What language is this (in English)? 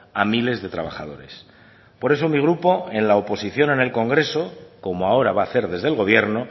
Spanish